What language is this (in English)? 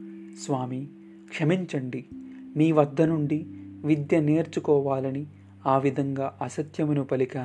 Telugu